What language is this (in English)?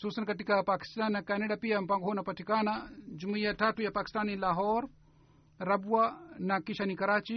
Swahili